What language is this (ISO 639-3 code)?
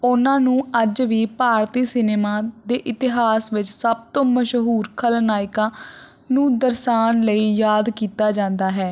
pan